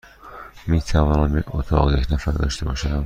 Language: Persian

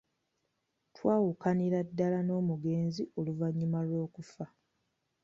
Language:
Ganda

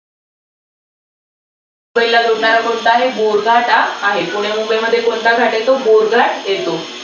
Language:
Marathi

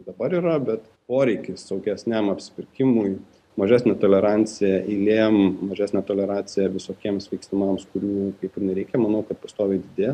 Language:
Lithuanian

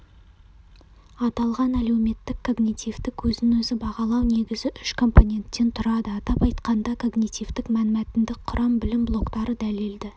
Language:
Kazakh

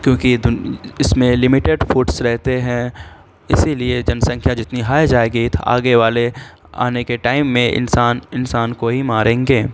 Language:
Urdu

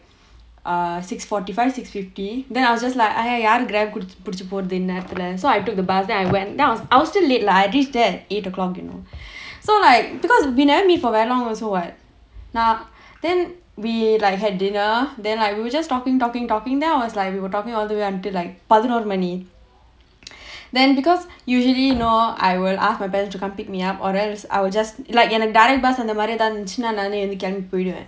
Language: English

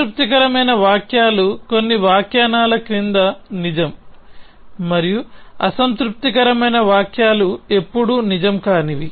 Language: Telugu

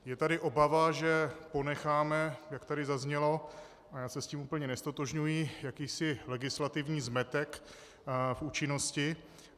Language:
Czech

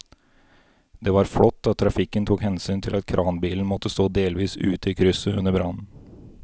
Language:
Norwegian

